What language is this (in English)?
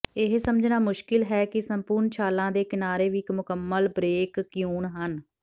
Punjabi